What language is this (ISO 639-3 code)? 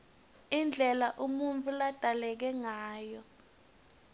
ssw